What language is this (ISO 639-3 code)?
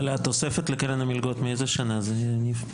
heb